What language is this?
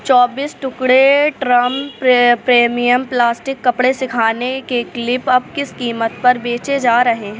Urdu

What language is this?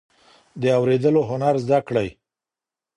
Pashto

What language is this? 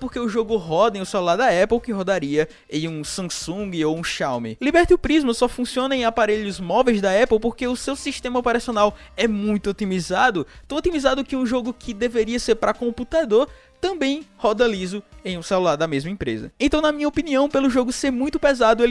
Portuguese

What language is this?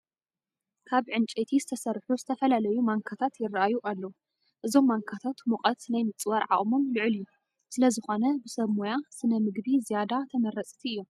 Tigrinya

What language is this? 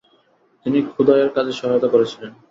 Bangla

